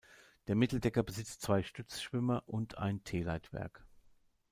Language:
German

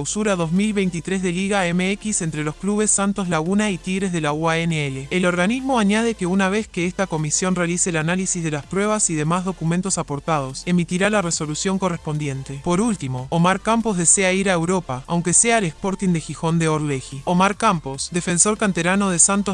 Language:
Spanish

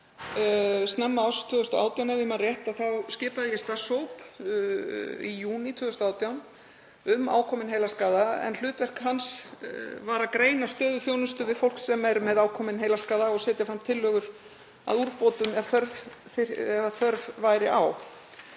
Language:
Icelandic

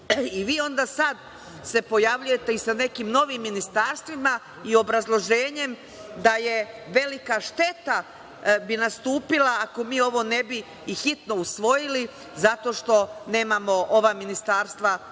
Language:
Serbian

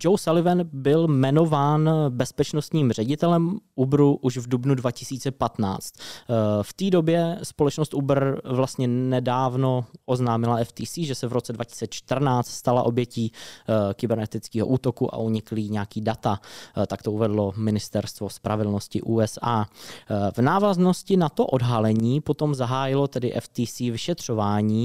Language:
Czech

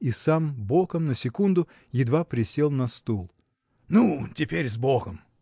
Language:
Russian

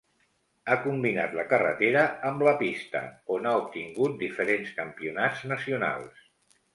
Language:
Catalan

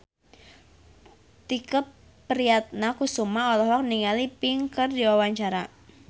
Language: Sundanese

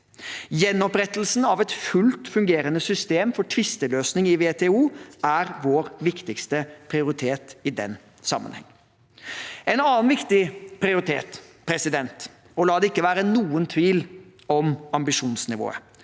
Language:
Norwegian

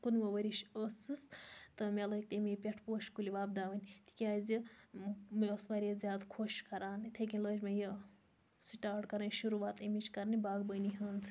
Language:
Kashmiri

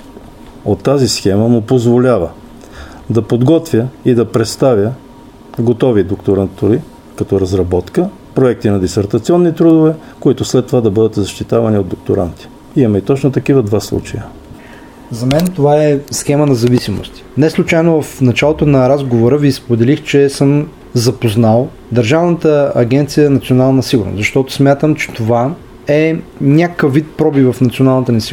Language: Bulgarian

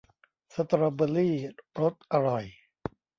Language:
Thai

